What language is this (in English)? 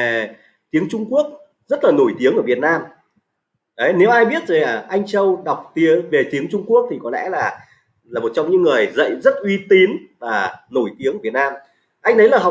Vietnamese